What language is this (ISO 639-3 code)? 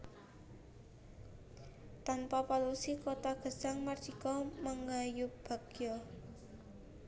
jav